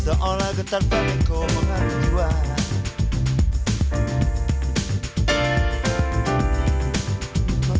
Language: Indonesian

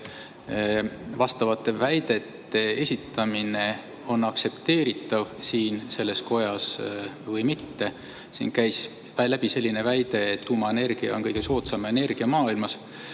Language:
Estonian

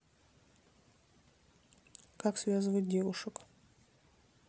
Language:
Russian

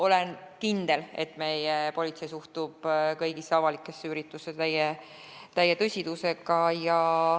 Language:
Estonian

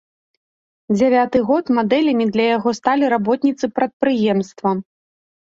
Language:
Belarusian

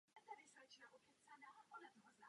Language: Czech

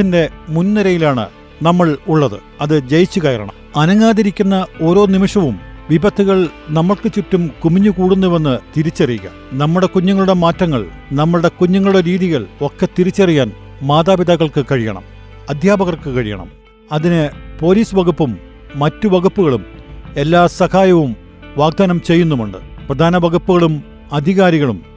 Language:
Malayalam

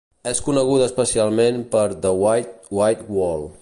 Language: Catalan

